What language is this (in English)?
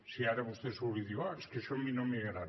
Catalan